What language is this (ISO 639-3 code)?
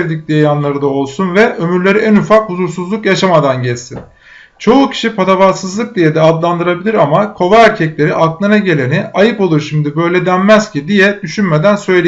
tur